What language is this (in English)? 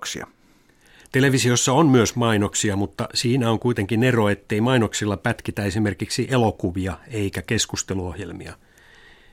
Finnish